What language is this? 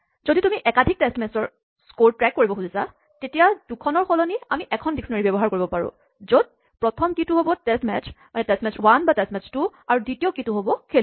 Assamese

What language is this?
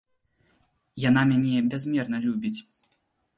Belarusian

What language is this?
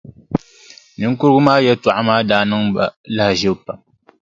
Dagbani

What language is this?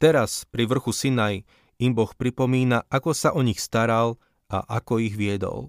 Slovak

